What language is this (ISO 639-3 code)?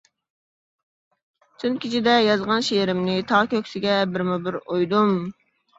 uig